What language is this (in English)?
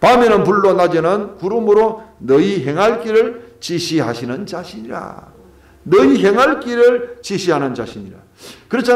Korean